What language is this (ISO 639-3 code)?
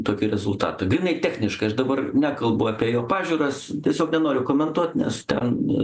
lit